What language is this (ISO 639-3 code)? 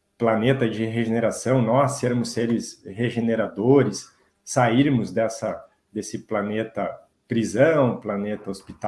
por